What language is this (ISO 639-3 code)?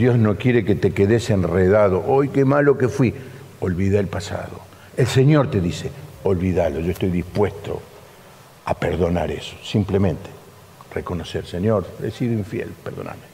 spa